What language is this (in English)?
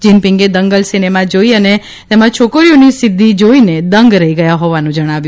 Gujarati